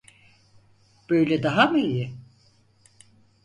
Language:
Turkish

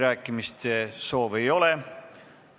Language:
Estonian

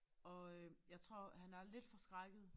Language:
Danish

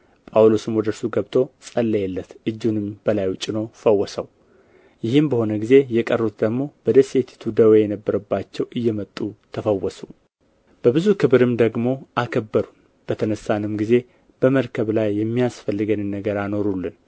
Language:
Amharic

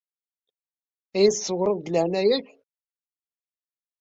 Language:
Kabyle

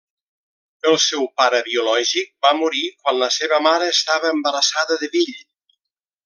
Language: Catalan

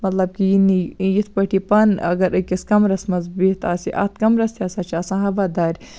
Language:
Kashmiri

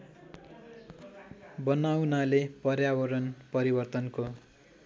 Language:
Nepali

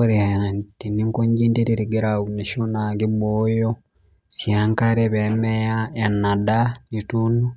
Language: Masai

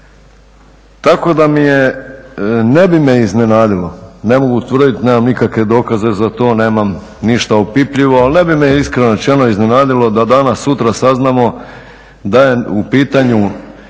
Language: Croatian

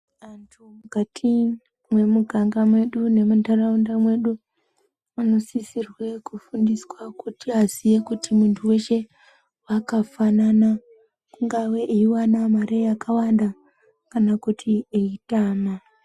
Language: Ndau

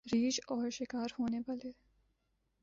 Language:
Urdu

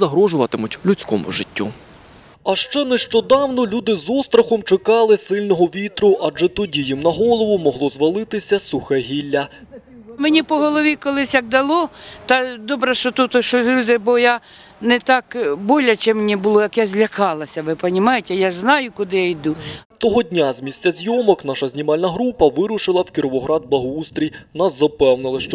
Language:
Ukrainian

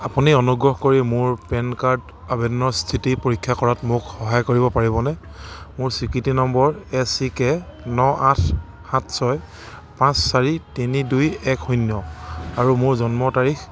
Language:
Assamese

